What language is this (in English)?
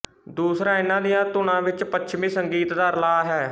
Punjabi